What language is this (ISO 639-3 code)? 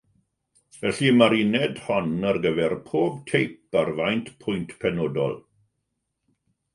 cym